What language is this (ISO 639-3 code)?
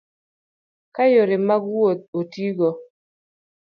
luo